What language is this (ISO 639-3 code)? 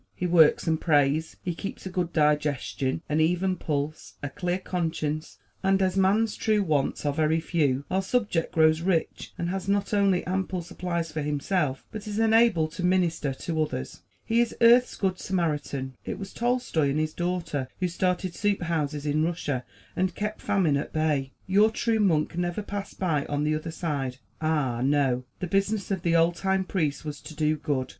eng